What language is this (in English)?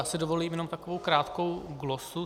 Czech